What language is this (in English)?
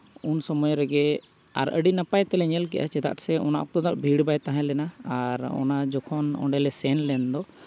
Santali